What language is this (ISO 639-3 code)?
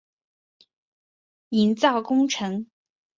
zho